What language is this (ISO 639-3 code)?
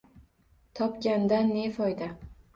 uzb